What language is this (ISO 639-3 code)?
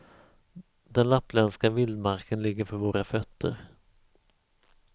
swe